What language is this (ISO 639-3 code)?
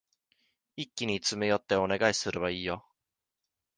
jpn